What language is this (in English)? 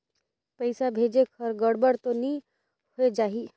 Chhattisgarhi